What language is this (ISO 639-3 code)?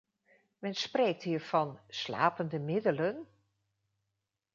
nld